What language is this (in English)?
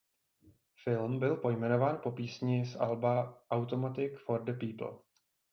Czech